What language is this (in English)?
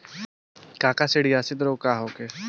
Bhojpuri